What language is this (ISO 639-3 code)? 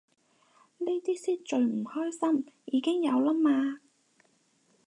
yue